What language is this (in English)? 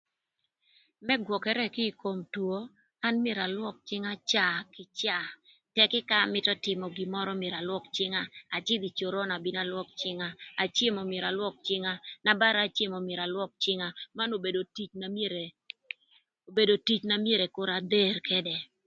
Thur